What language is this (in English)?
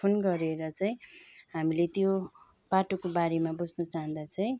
Nepali